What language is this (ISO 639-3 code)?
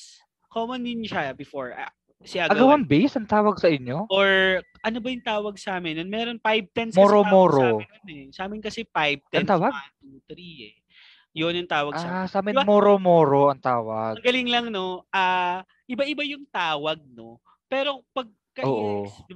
fil